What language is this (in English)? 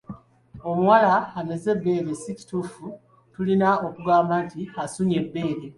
Ganda